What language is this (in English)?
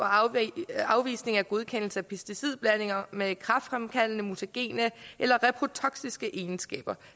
Danish